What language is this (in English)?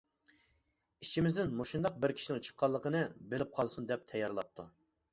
Uyghur